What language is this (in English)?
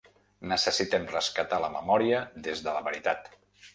Catalan